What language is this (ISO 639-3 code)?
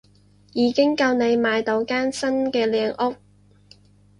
yue